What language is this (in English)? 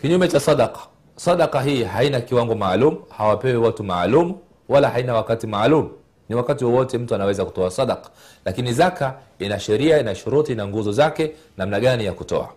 Swahili